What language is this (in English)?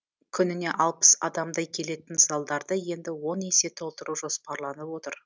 Kazakh